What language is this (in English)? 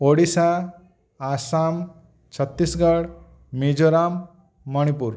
Odia